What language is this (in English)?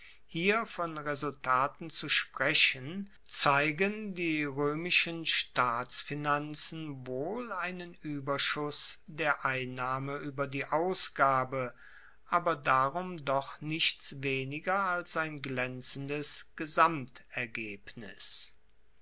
German